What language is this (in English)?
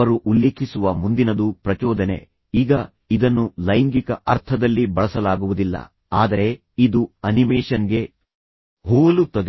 Kannada